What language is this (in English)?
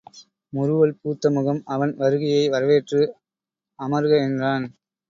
Tamil